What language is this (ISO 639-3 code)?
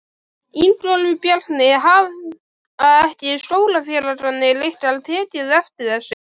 isl